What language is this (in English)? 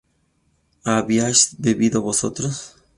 Spanish